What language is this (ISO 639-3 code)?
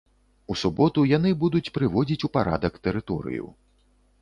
bel